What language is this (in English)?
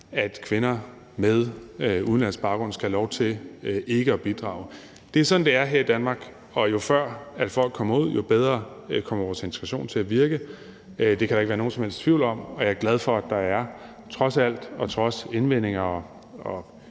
Danish